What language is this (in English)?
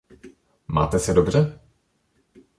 Czech